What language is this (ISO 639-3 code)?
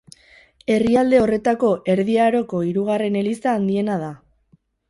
eus